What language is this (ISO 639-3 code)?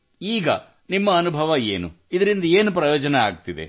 kan